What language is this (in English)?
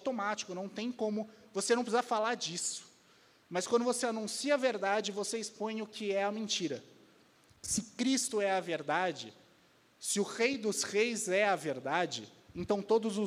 Portuguese